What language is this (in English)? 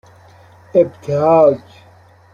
Persian